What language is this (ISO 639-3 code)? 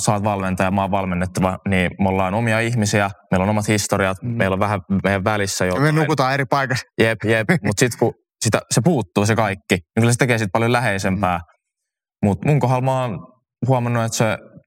fin